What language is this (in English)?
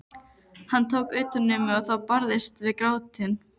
Icelandic